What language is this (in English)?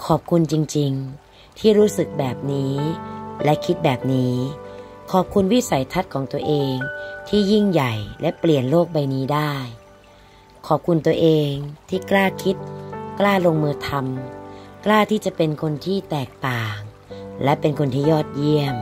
Thai